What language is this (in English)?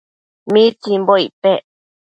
Matsés